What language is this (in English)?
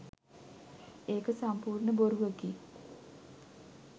Sinhala